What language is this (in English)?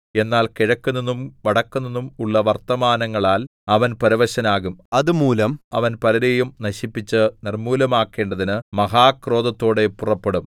Malayalam